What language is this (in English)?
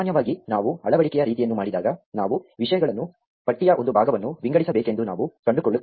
Kannada